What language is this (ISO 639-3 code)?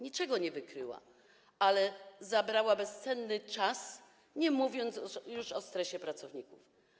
pol